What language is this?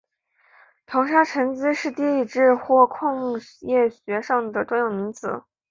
Chinese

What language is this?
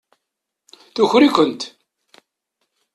Kabyle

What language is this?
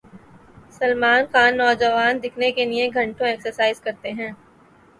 Urdu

